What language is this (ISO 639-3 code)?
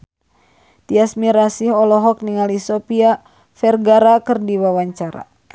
sun